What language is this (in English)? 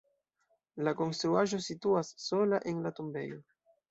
Esperanto